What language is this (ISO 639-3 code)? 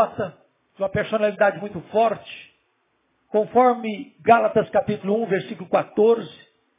por